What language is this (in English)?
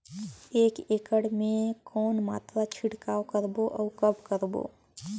Chhattisgarhi